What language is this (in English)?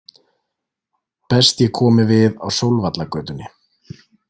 Icelandic